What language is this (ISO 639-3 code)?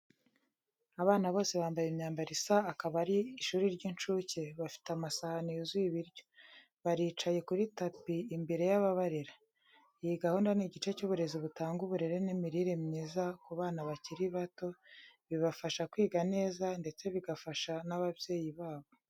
kin